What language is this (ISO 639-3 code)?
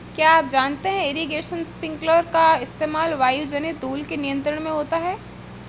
hin